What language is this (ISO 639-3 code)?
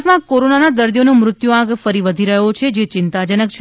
guj